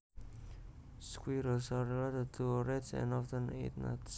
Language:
Javanese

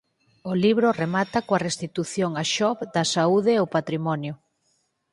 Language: Galician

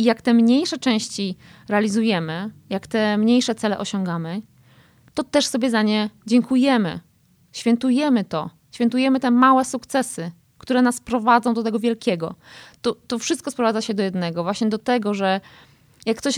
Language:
Polish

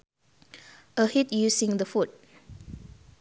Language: Sundanese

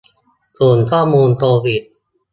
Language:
Thai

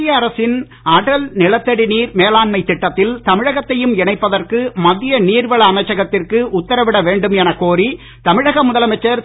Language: Tamil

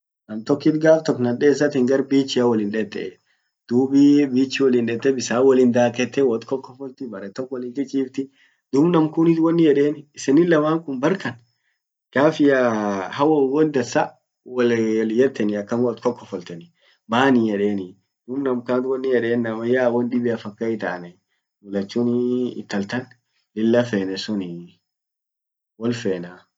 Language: Orma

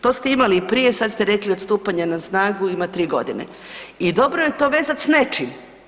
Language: Croatian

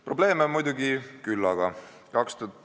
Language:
Estonian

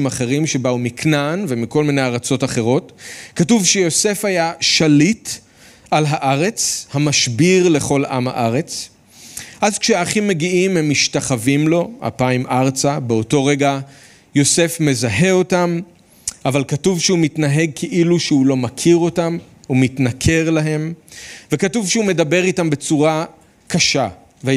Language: Hebrew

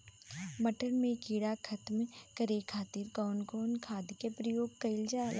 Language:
Bhojpuri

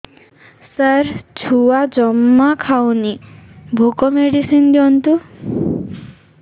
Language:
Odia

